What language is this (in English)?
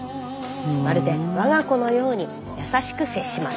Japanese